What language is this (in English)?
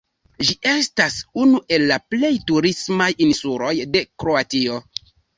Esperanto